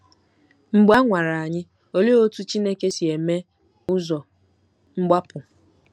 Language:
Igbo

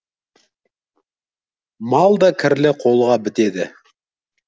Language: Kazakh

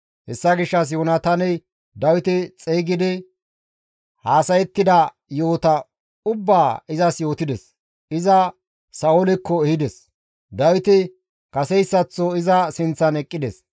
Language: Gamo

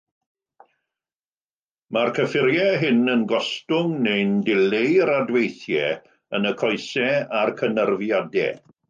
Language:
Welsh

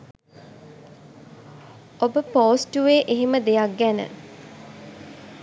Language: Sinhala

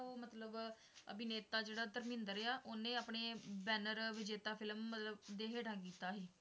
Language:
Punjabi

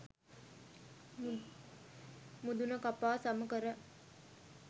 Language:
Sinhala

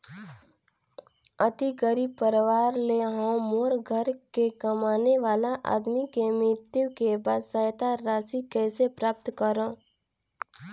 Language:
Chhattisgarhi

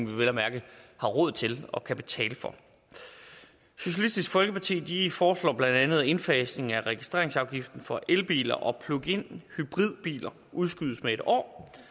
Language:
Danish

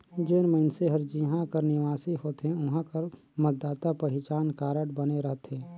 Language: Chhattisgarhi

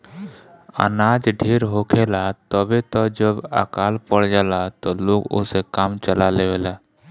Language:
Bhojpuri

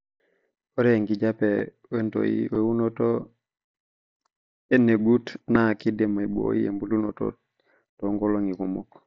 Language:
Masai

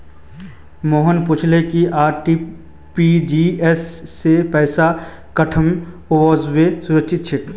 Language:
Magahi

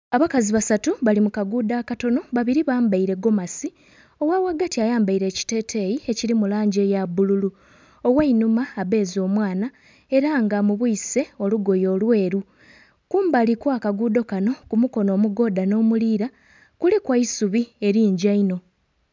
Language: Soga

